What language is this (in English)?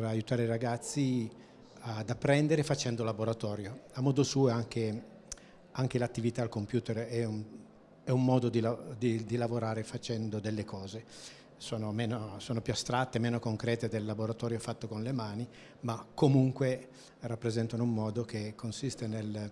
Italian